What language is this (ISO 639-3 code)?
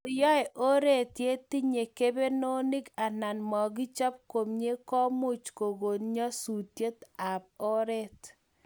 kln